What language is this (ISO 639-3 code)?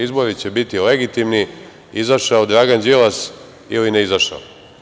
srp